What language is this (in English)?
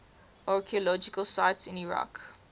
English